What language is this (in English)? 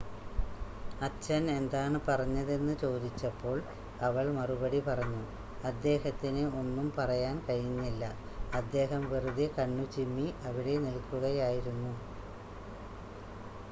Malayalam